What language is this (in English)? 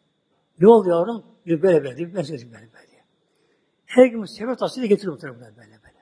Turkish